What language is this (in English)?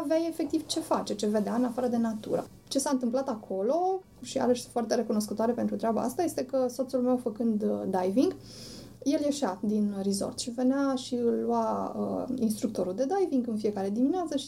Romanian